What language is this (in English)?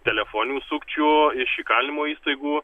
Lithuanian